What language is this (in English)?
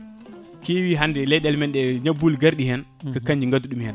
Fula